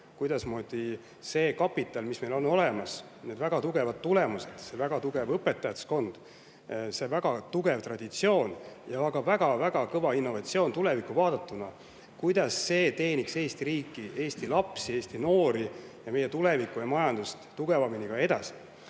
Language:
Estonian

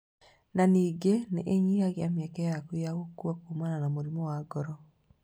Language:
Kikuyu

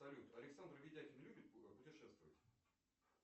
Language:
Russian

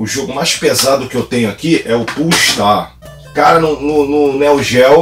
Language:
Portuguese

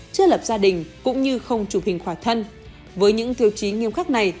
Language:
Vietnamese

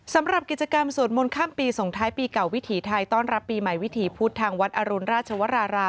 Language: Thai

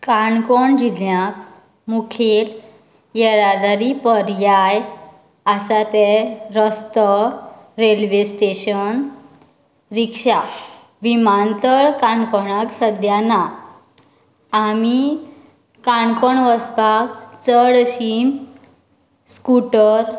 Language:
Konkani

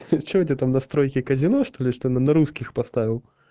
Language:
Russian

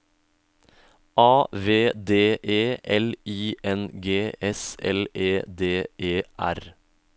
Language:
Norwegian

